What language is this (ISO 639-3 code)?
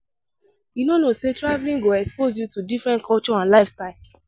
pcm